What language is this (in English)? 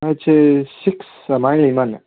Manipuri